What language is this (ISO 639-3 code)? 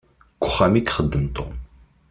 kab